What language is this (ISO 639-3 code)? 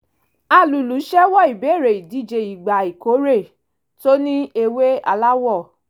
yor